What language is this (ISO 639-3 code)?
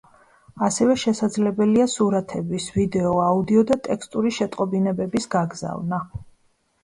kat